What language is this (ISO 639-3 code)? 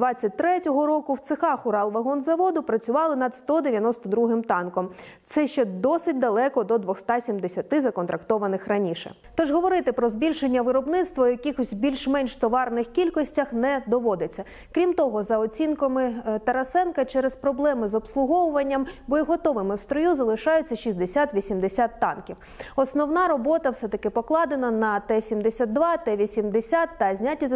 ukr